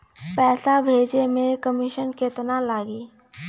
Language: Bhojpuri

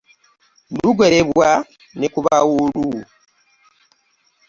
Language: Ganda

